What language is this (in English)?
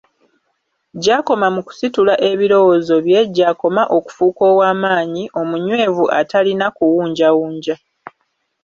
Ganda